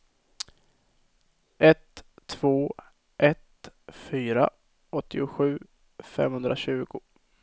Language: Swedish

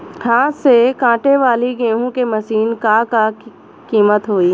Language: Bhojpuri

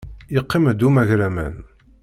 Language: Kabyle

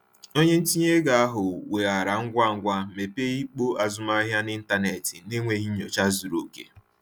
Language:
Igbo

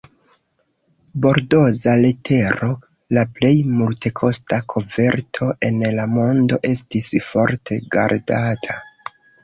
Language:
Esperanto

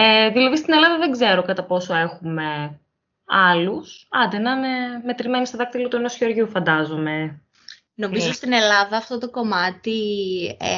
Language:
Greek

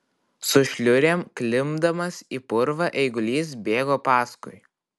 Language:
Lithuanian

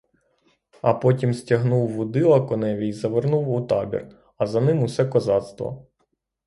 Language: Ukrainian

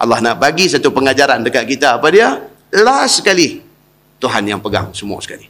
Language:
Malay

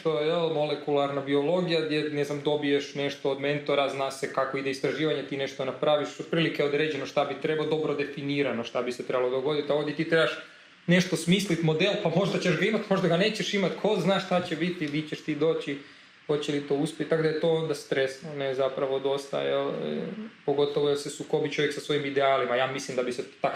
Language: Croatian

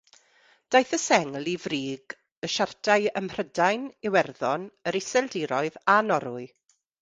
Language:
Welsh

